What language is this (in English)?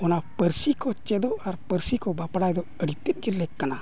Santali